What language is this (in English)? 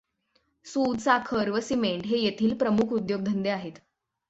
Marathi